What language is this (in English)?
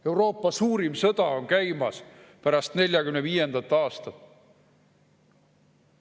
Estonian